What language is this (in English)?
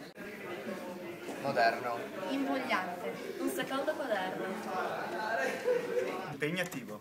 Italian